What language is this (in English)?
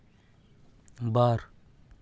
Santali